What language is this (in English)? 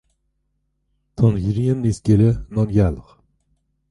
Irish